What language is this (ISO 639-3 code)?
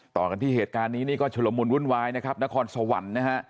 tha